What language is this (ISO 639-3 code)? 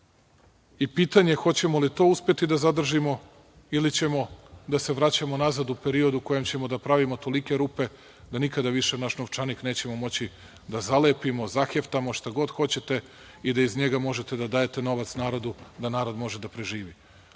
srp